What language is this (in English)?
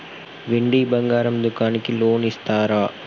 Telugu